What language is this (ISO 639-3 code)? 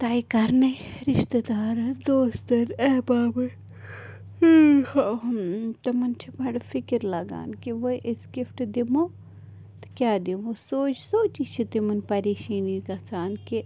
kas